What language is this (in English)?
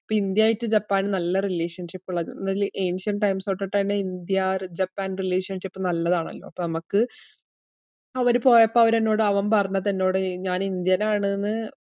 Malayalam